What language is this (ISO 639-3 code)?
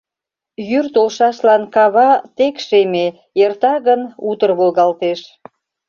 chm